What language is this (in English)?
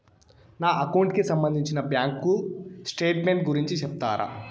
Telugu